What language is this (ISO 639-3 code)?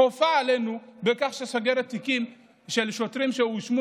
heb